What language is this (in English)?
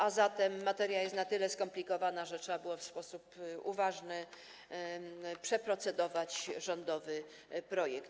Polish